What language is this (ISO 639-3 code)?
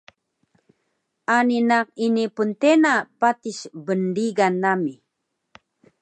trv